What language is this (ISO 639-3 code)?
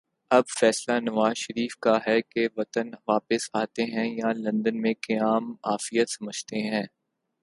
urd